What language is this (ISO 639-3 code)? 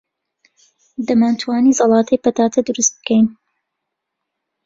ckb